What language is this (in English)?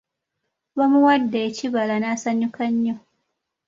Ganda